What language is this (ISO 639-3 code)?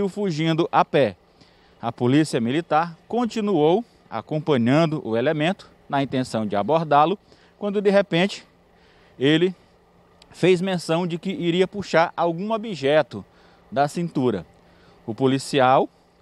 por